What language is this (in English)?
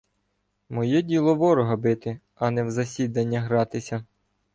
Ukrainian